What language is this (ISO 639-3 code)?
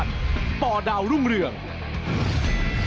tha